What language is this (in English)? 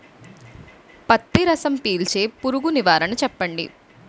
Telugu